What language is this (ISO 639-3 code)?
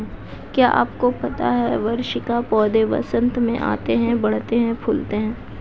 hin